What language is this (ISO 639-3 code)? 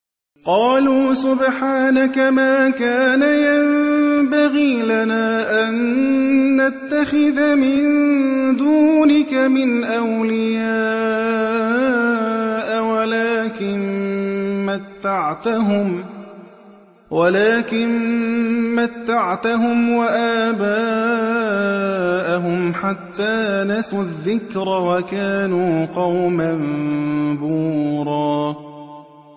ara